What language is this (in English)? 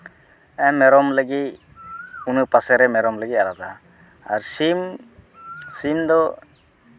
Santali